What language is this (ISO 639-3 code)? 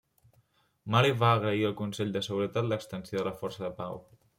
cat